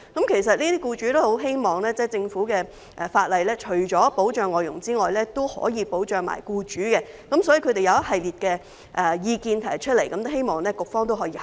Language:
Cantonese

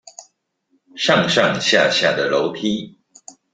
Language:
Chinese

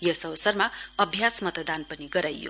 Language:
Nepali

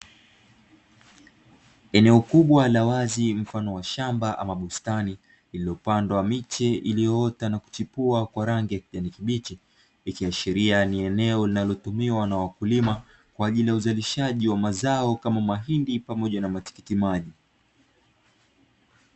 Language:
Swahili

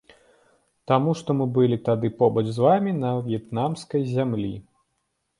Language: Belarusian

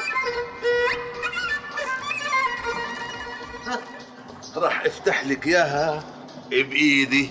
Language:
Arabic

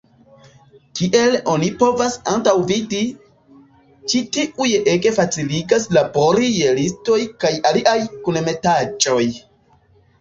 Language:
Esperanto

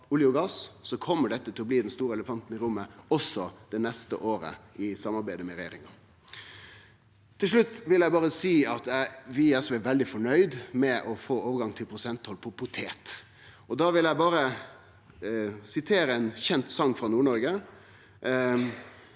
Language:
Norwegian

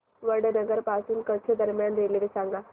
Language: Marathi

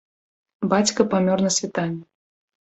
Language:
Belarusian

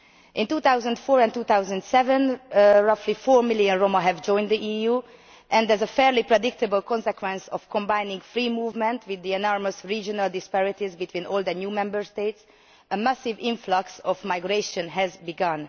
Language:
English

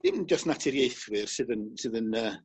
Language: Welsh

